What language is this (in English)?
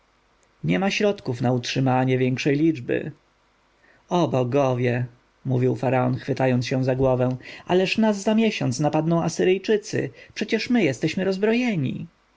Polish